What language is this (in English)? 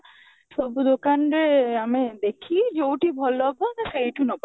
Odia